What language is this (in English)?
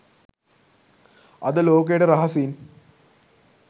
Sinhala